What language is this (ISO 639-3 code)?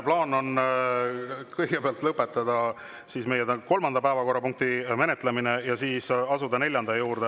est